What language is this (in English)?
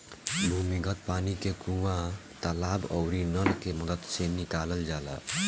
Bhojpuri